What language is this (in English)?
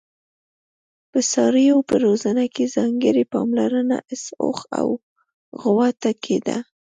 Pashto